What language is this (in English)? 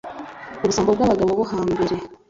Kinyarwanda